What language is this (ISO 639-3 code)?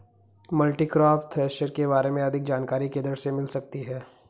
hin